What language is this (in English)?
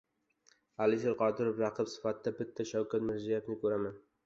Uzbek